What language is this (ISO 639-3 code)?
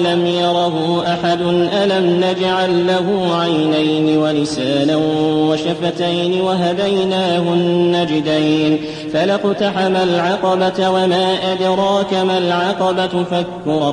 ara